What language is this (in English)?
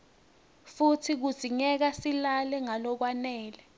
Swati